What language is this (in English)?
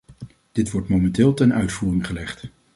Dutch